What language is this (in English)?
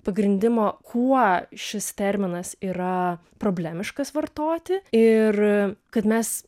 Lithuanian